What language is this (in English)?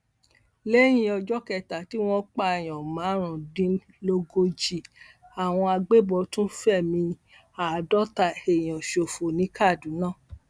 Yoruba